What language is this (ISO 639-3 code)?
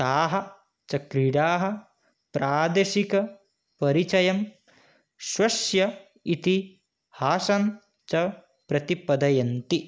san